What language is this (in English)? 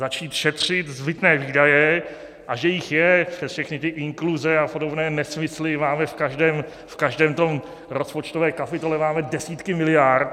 Czech